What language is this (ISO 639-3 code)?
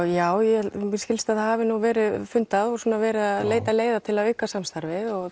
isl